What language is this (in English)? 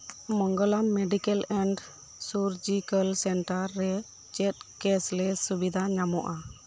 Santali